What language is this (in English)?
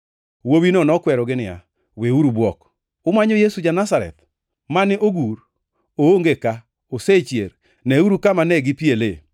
Luo (Kenya and Tanzania)